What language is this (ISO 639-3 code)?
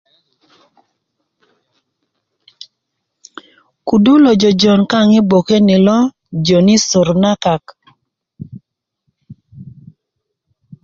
ukv